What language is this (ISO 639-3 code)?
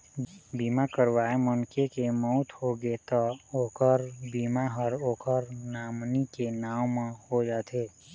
hne